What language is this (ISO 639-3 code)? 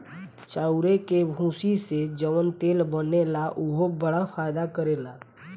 bho